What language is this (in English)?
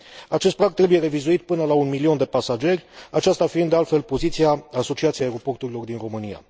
Romanian